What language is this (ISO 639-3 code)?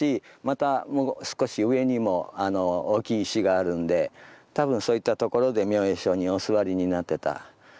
jpn